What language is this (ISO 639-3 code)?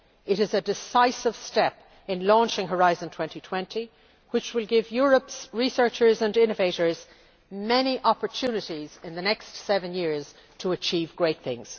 eng